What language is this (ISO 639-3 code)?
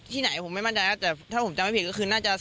tha